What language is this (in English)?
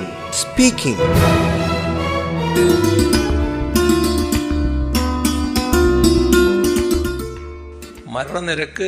Malayalam